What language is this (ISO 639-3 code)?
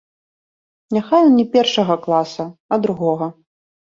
bel